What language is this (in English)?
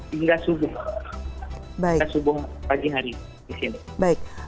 Indonesian